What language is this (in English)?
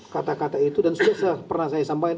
Indonesian